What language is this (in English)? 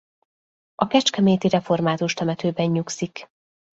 Hungarian